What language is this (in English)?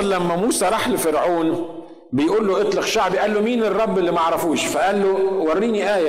Arabic